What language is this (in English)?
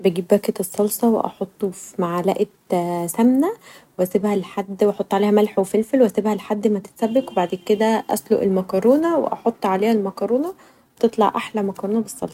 Egyptian Arabic